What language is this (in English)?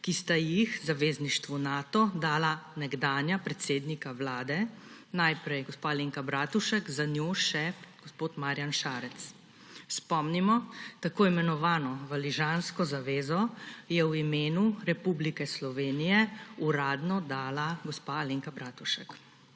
Slovenian